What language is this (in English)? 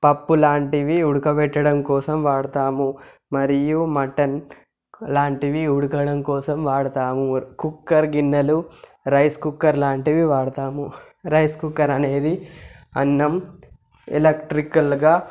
Telugu